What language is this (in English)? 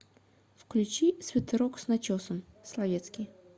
Russian